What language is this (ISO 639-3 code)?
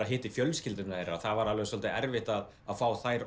isl